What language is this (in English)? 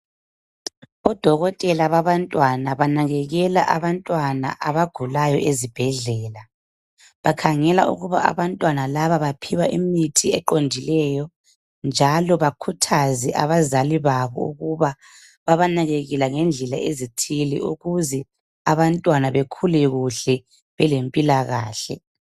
North Ndebele